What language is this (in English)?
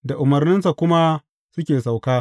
Hausa